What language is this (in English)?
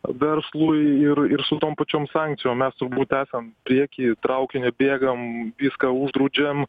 Lithuanian